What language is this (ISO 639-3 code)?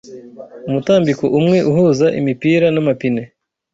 kin